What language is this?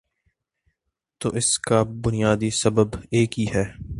Urdu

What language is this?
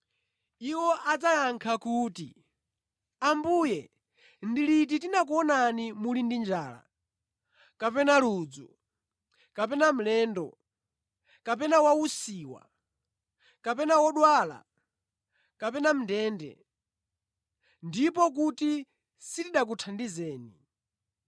Nyanja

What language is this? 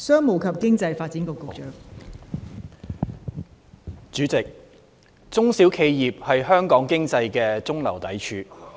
Cantonese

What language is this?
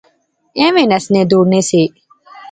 Pahari-Potwari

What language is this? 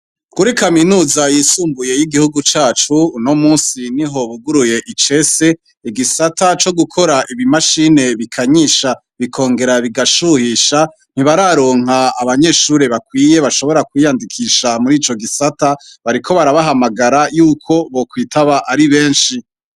Rundi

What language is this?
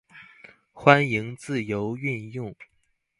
Chinese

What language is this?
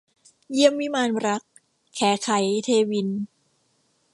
Thai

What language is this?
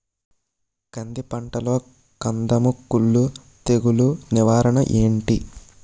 Telugu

